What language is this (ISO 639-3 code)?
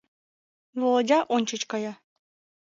chm